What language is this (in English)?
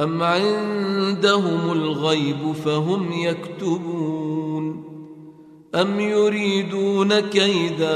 Arabic